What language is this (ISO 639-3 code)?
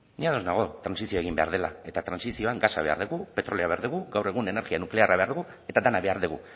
eus